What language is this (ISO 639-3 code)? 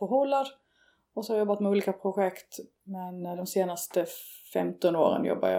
swe